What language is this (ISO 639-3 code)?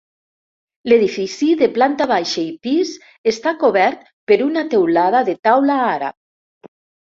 cat